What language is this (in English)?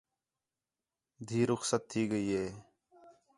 Khetrani